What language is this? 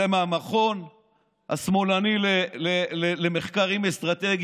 Hebrew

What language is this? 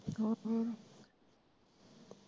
Punjabi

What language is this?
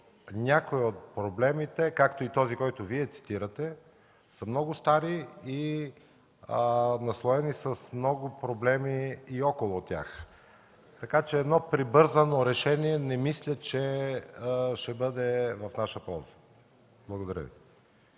Bulgarian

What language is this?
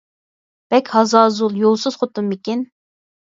Uyghur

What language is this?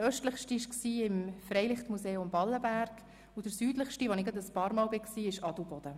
Swiss German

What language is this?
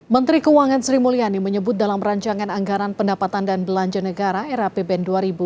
Indonesian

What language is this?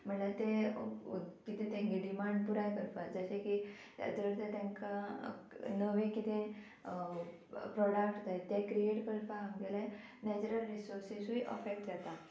Konkani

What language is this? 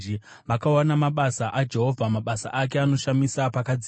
Shona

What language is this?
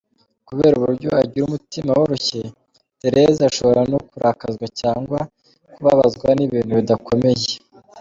Kinyarwanda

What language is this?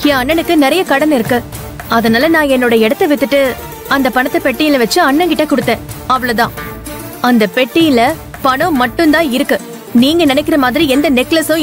Korean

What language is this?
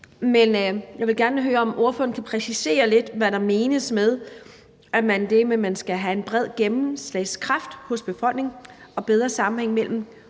Danish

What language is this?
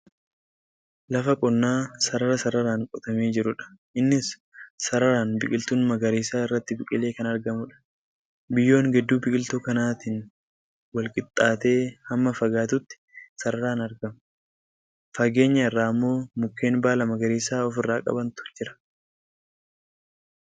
Oromo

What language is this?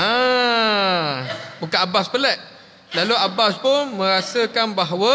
Malay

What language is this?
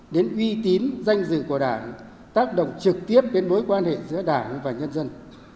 Vietnamese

